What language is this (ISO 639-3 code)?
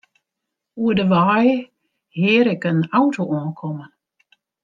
fry